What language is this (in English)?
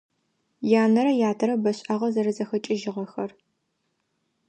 Adyghe